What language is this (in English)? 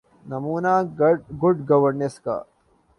Urdu